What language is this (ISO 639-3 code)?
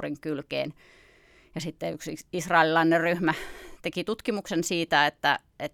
fin